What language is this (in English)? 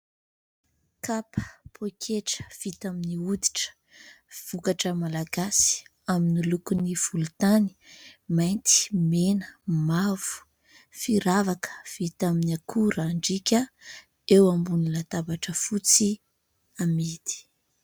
Malagasy